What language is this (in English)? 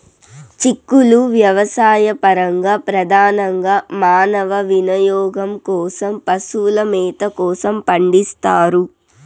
Telugu